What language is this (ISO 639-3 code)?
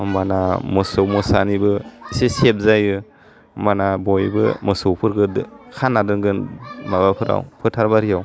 brx